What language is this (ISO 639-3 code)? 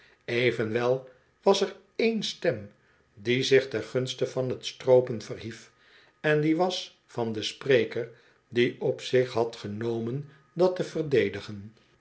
nld